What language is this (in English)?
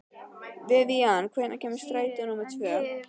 Icelandic